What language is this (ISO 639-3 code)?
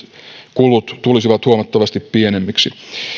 fin